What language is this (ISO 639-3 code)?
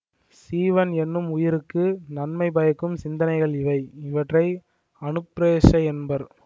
tam